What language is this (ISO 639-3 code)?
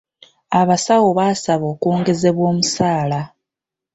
lug